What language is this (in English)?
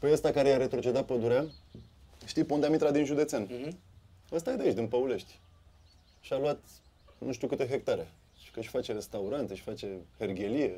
Romanian